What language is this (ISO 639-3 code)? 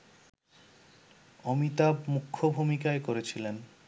ben